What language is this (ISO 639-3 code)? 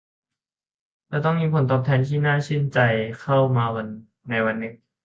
tha